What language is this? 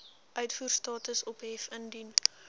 Afrikaans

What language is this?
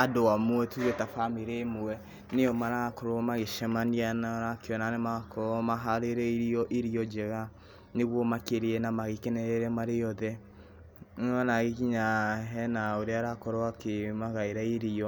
Kikuyu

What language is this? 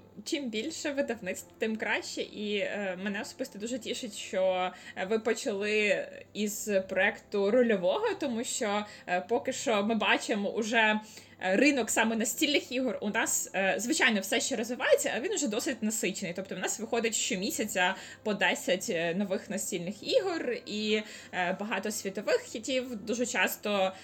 Ukrainian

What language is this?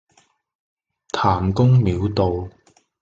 Cantonese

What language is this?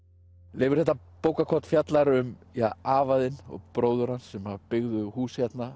Icelandic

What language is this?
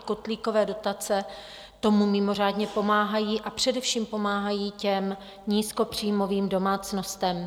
Czech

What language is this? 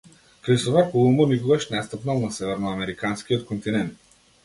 Macedonian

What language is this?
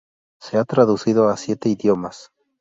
Spanish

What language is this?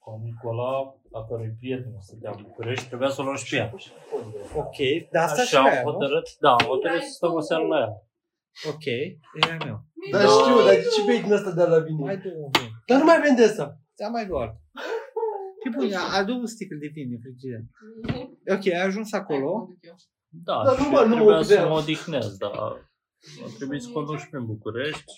Romanian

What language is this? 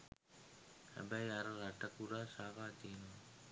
Sinhala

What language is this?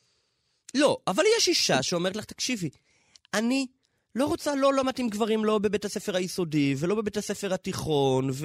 Hebrew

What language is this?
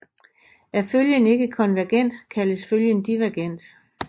Danish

